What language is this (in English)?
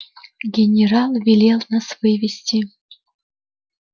Russian